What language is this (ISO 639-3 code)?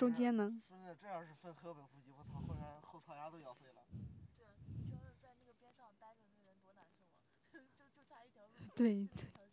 zho